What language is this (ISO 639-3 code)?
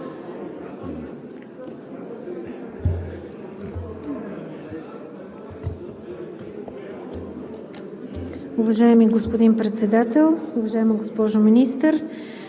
bul